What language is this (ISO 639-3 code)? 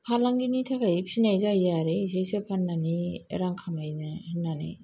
brx